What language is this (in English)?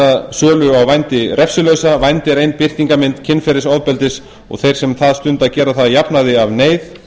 Icelandic